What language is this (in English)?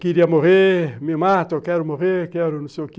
Portuguese